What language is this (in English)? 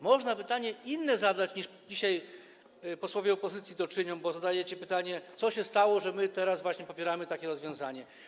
Polish